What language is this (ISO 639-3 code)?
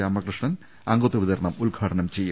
mal